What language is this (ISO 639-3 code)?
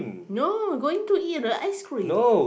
eng